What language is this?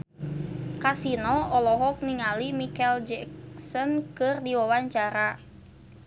Sundanese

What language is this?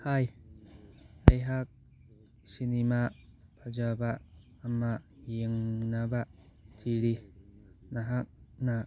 Manipuri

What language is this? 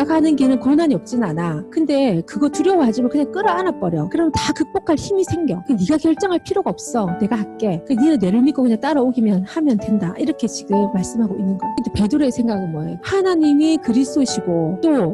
Korean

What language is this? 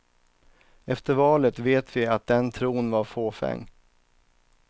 Swedish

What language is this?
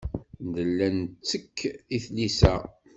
Kabyle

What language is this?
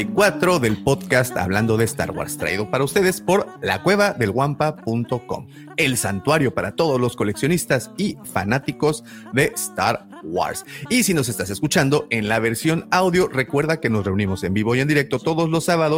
Spanish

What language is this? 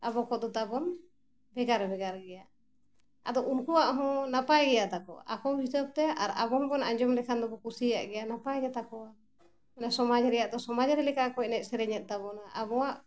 Santali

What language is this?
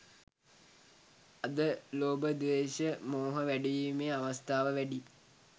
Sinhala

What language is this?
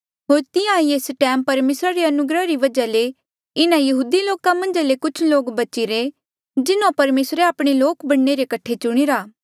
Mandeali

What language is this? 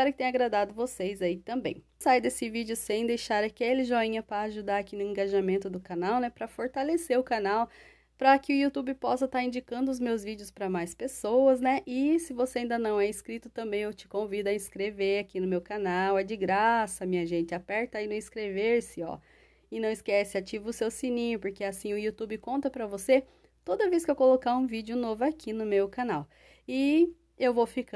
Portuguese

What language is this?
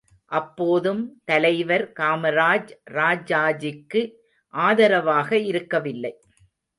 Tamil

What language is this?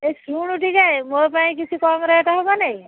Odia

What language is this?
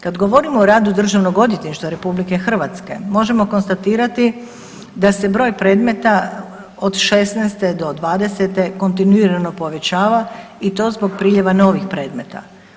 Croatian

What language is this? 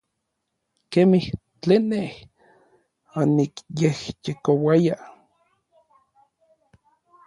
Orizaba Nahuatl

